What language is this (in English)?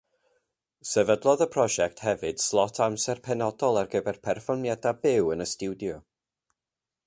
Welsh